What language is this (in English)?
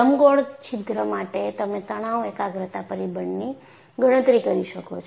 Gujarati